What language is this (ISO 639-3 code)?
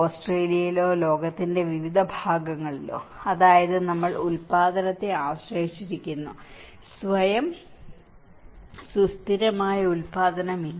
mal